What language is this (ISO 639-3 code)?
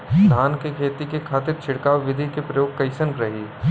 bho